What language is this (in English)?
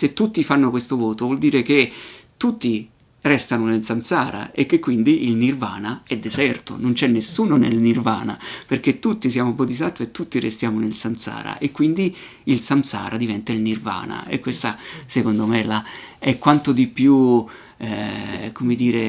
Italian